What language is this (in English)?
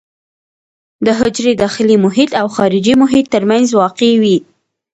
Pashto